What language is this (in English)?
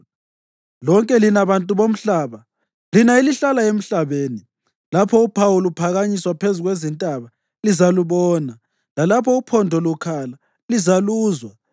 North Ndebele